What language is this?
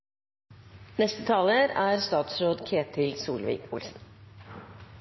Norwegian Nynorsk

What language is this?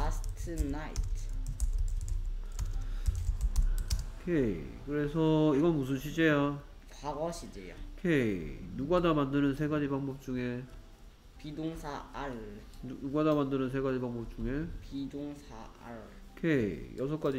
Korean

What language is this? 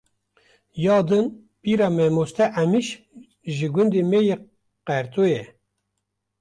Kurdish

